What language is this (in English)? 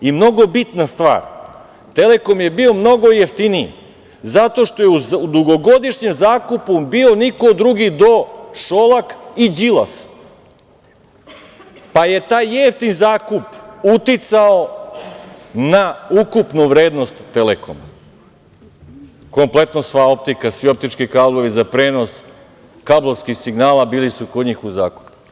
Serbian